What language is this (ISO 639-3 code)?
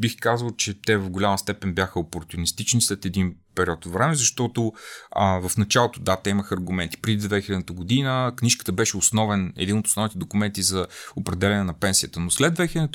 bul